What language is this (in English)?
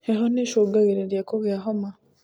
Kikuyu